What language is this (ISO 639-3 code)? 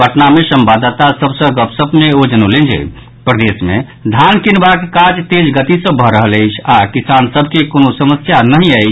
mai